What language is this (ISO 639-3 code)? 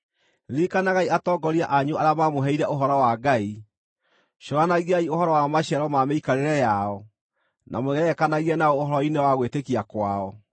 kik